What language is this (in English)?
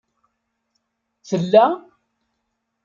Kabyle